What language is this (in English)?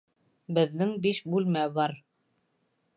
Bashkir